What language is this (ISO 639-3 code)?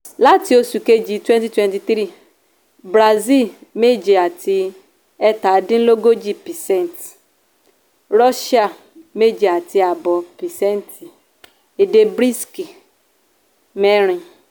yor